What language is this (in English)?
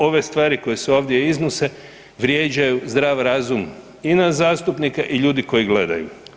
Croatian